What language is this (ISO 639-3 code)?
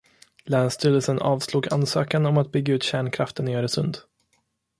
swe